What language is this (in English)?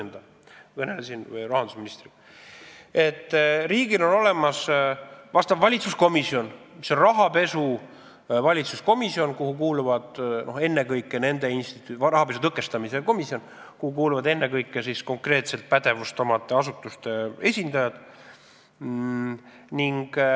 Estonian